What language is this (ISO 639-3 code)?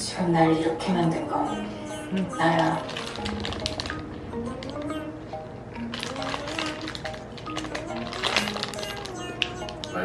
kor